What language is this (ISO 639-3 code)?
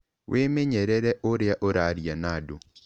kik